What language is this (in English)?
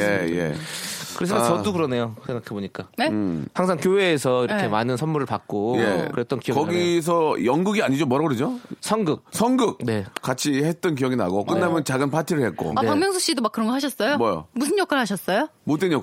Korean